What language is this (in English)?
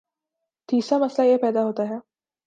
Urdu